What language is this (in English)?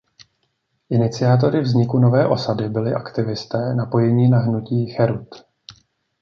Czech